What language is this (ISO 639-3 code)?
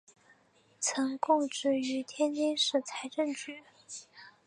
zho